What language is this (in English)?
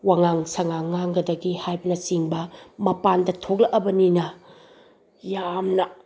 Manipuri